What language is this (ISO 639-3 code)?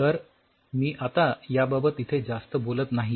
mar